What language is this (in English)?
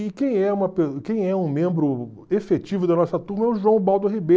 Portuguese